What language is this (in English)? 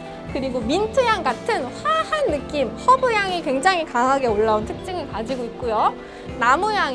Korean